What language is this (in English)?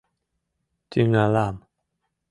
Mari